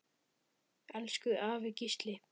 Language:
Icelandic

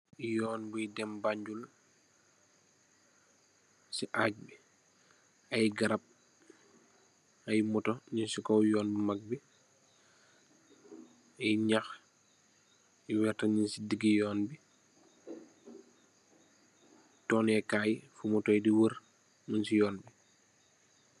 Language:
Wolof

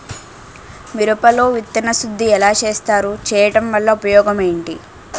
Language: Telugu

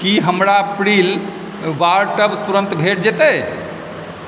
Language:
Maithili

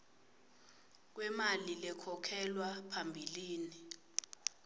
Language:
Swati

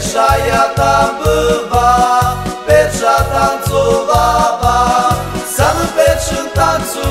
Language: Romanian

